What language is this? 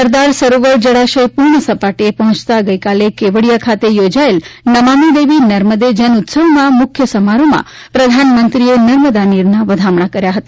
Gujarati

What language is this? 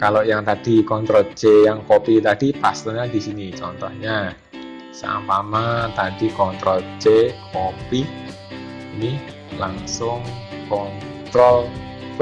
Indonesian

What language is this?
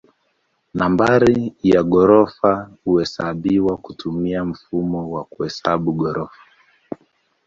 Swahili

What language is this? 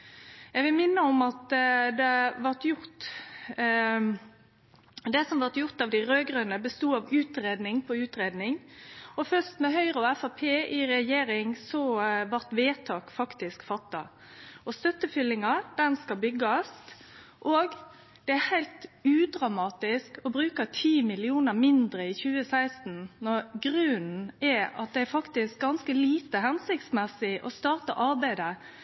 Norwegian Nynorsk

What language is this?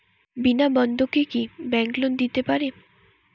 Bangla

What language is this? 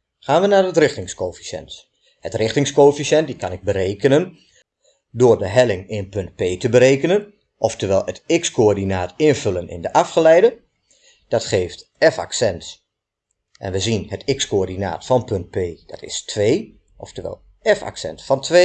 Dutch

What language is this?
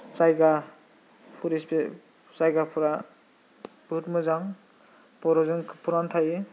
Bodo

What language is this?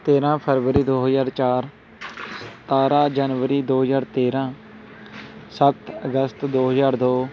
Punjabi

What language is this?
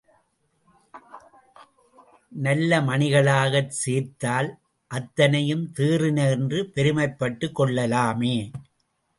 Tamil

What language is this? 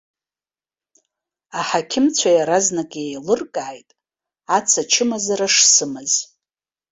Abkhazian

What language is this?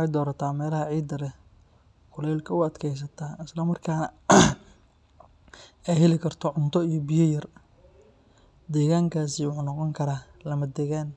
Somali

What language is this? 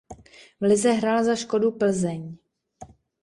Czech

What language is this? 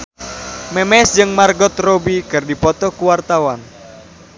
Sundanese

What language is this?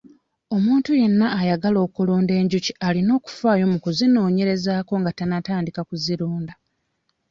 Ganda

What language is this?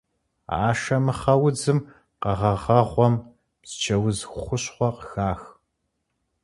Kabardian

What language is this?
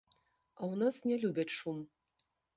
Belarusian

